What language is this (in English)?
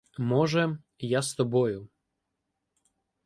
Ukrainian